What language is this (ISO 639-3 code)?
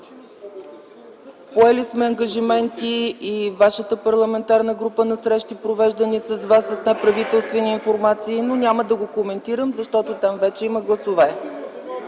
bul